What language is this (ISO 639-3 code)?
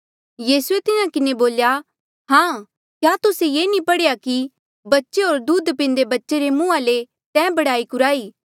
mjl